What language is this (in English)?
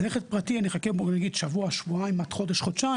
Hebrew